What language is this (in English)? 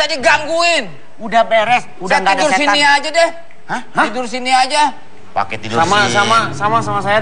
Indonesian